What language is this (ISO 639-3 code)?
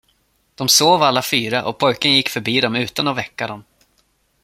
swe